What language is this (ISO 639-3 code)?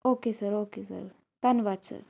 pan